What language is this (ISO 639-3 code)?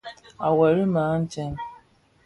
ksf